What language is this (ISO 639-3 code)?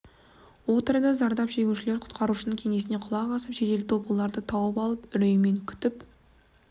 kaz